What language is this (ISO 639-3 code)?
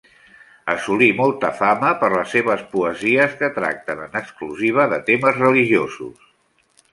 cat